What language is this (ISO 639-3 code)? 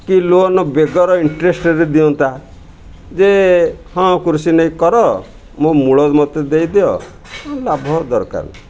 ori